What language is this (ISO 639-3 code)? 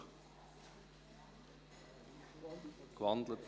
gsw